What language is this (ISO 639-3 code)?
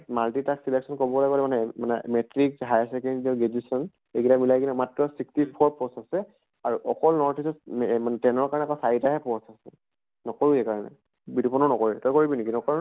asm